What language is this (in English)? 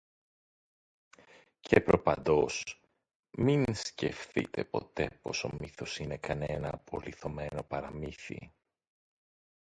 Greek